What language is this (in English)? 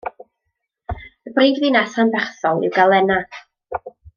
Welsh